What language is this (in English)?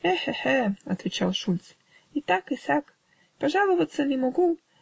Russian